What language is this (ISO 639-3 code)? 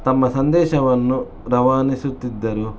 kan